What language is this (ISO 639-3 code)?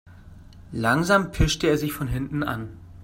deu